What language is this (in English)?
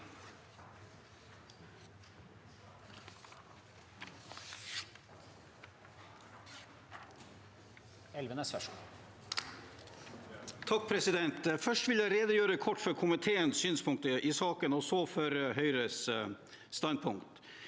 Norwegian